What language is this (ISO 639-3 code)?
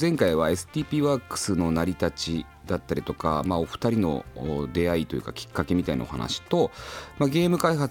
jpn